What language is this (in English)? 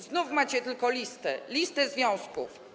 Polish